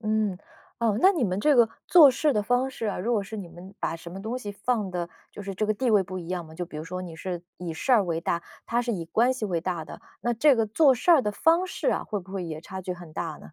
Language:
Chinese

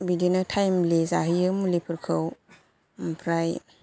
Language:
Bodo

